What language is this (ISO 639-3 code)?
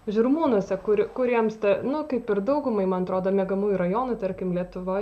lit